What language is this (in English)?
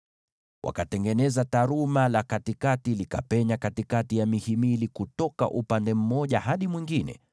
Swahili